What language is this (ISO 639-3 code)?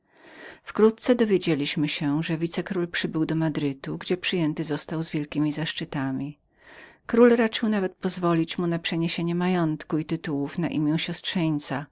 pol